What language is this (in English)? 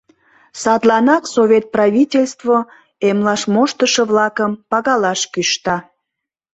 Mari